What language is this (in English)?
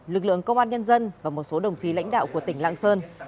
Vietnamese